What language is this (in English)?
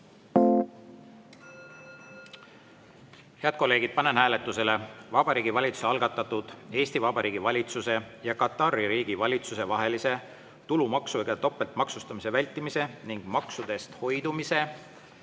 Estonian